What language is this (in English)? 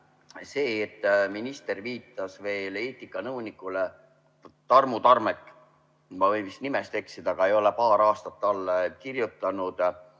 Estonian